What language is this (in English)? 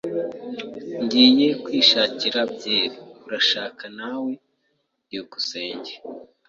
Kinyarwanda